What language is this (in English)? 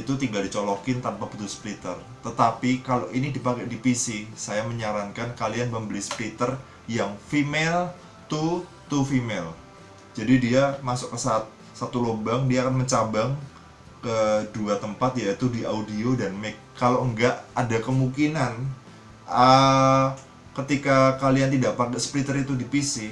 Indonesian